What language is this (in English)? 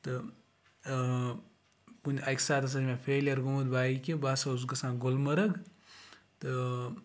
Kashmiri